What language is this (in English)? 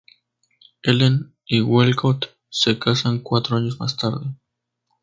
Spanish